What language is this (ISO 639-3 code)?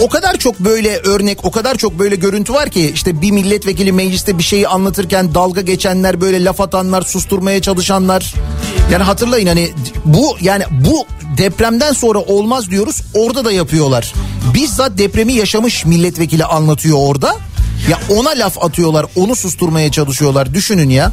tur